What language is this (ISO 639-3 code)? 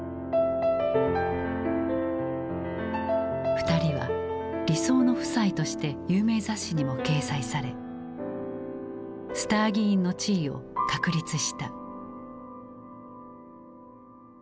jpn